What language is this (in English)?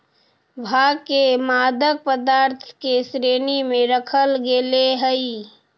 Magahi